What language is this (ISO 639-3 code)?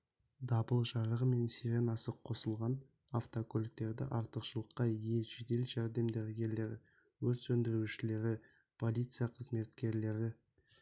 kaz